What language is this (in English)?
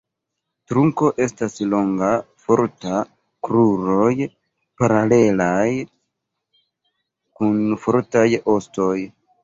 Esperanto